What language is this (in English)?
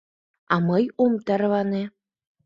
Mari